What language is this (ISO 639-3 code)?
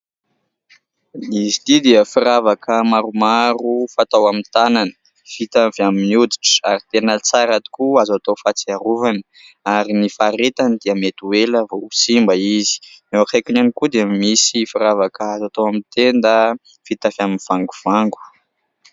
mlg